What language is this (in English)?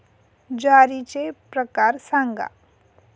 Marathi